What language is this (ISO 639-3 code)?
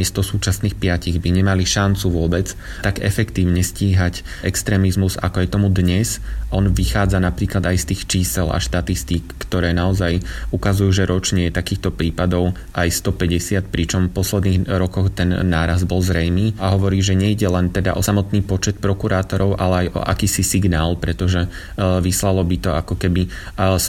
slk